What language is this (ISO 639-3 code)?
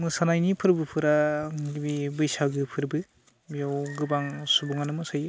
brx